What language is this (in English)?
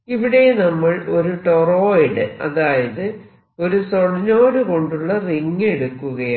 Malayalam